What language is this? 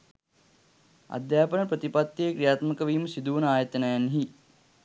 Sinhala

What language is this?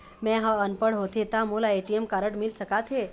Chhattisgarhi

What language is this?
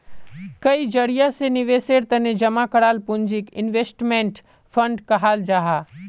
Magahi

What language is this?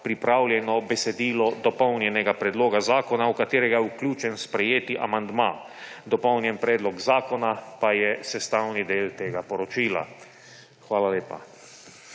Slovenian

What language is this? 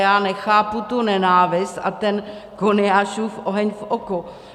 Czech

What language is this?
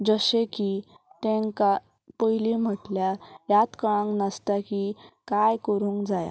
Konkani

